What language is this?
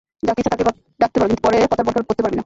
Bangla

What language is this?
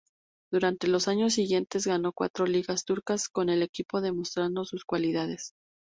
Spanish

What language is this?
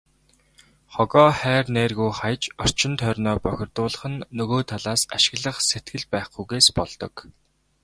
Mongolian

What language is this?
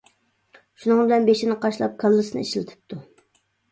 Uyghur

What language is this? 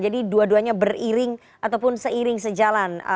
Indonesian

